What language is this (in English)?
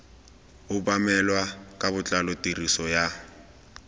Tswana